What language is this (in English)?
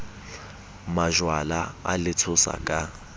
Southern Sotho